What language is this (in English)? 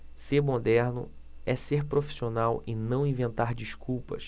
Portuguese